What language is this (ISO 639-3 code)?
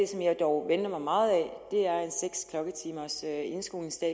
dan